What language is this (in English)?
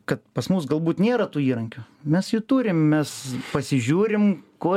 Lithuanian